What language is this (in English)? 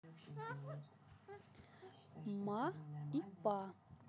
Russian